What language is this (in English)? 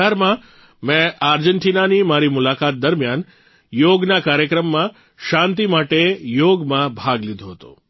Gujarati